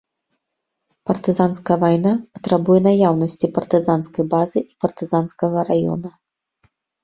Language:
Belarusian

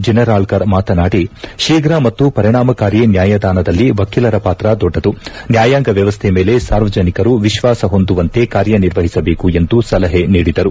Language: Kannada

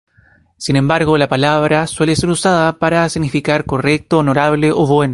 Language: Spanish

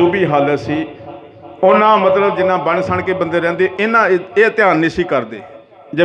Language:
Hindi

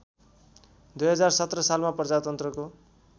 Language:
Nepali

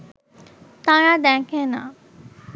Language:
Bangla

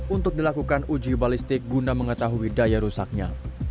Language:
Indonesian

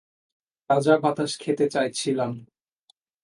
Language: Bangla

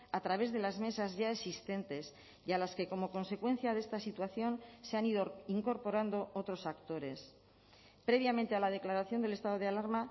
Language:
Spanish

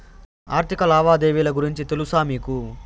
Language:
Telugu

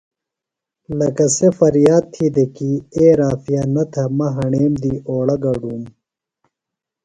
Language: Phalura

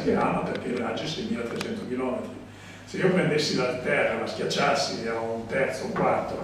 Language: Italian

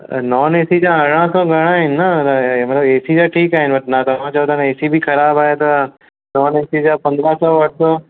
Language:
Sindhi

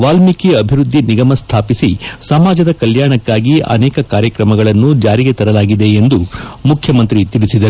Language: Kannada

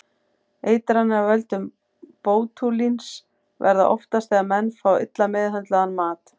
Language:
Icelandic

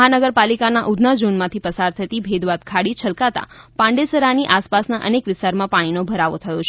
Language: Gujarati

